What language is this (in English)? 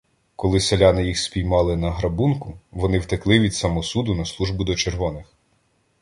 Ukrainian